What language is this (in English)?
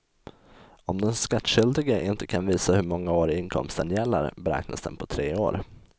Swedish